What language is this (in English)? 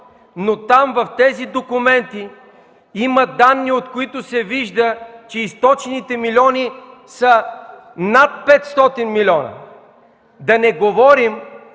Bulgarian